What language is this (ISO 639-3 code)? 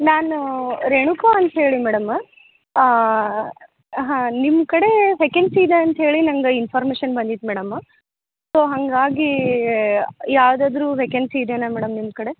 kan